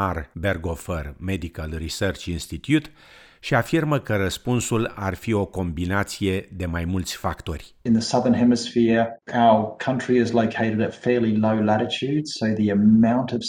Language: Romanian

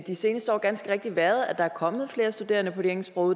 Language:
Danish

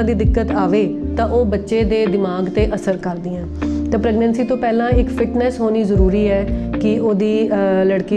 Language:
Hindi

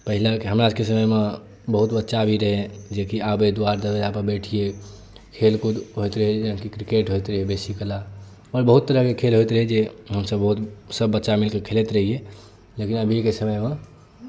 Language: Maithili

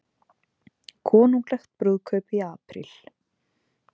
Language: Icelandic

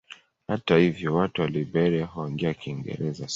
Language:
Swahili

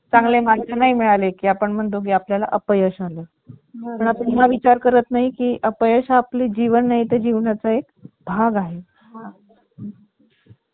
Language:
Marathi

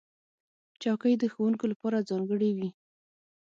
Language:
Pashto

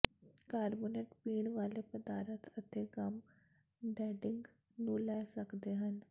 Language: Punjabi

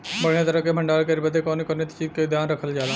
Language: Bhojpuri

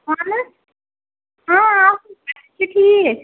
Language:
Kashmiri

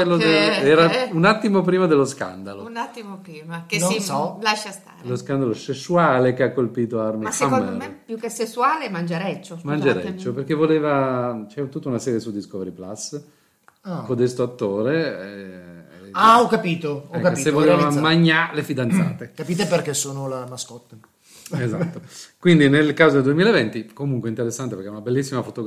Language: Italian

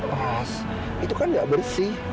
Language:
Indonesian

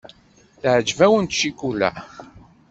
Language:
Kabyle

